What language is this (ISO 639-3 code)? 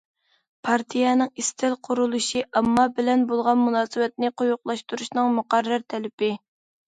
uig